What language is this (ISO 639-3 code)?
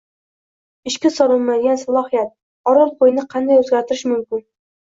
uzb